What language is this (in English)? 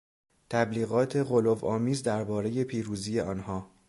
Persian